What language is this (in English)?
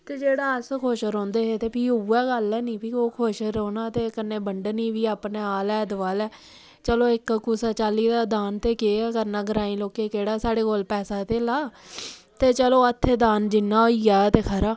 Dogri